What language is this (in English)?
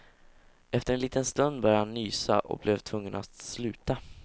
Swedish